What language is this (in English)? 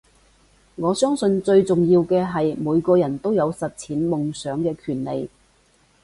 Cantonese